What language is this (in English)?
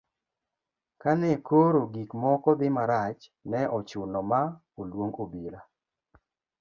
Luo (Kenya and Tanzania)